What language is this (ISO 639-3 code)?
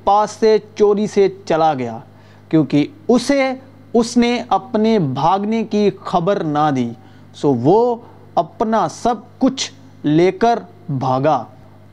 urd